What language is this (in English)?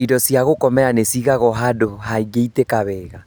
Kikuyu